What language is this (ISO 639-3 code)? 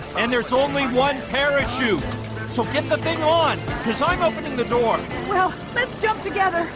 eng